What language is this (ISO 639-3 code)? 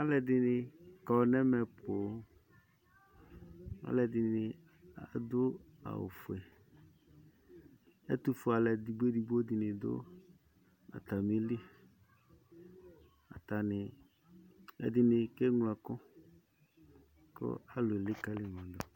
kpo